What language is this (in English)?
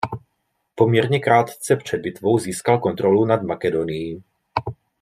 Czech